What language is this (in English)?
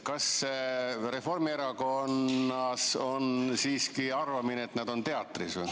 Estonian